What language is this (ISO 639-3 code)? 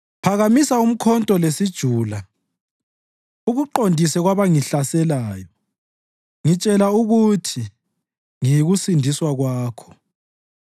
nde